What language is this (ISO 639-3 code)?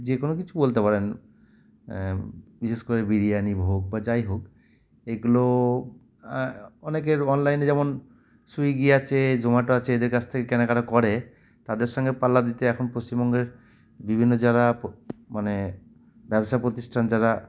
ben